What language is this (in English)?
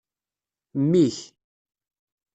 Kabyle